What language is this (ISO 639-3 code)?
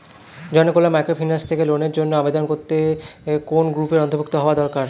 ben